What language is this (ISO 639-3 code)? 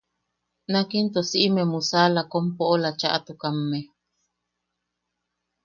yaq